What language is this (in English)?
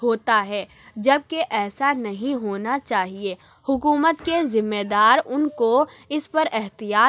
Urdu